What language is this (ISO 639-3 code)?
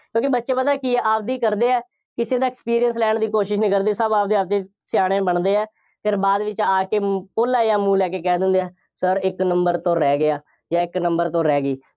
pan